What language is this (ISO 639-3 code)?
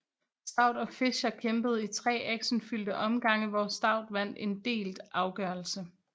dan